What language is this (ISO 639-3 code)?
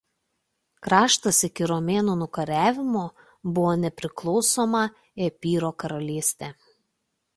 lit